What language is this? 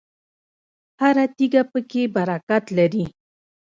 Pashto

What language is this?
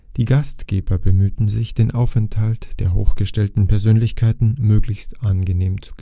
German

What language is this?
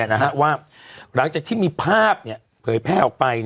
Thai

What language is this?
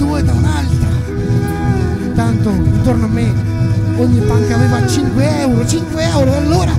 Italian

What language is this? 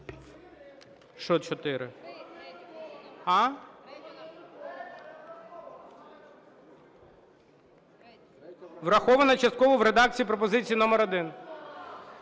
Ukrainian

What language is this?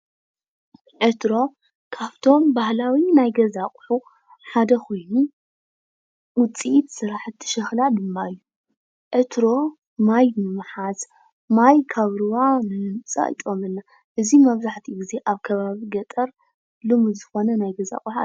Tigrinya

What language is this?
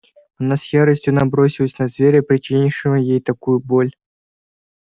Russian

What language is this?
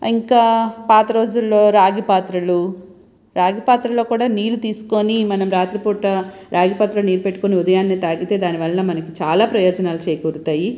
Telugu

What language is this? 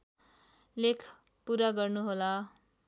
Nepali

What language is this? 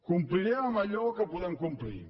Catalan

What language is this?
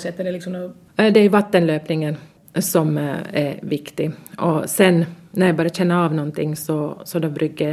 Swedish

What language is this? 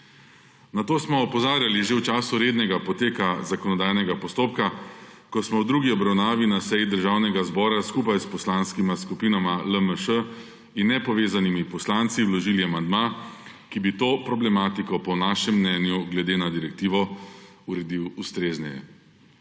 Slovenian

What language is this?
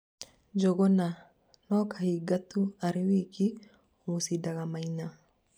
Kikuyu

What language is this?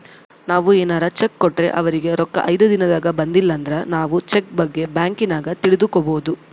Kannada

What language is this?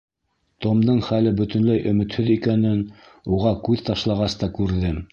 Bashkir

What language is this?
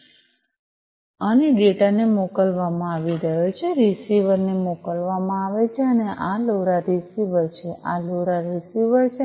Gujarati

